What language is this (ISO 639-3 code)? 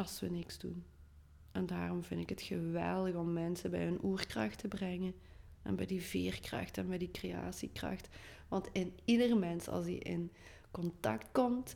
nld